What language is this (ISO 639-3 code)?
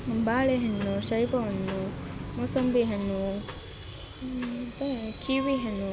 kan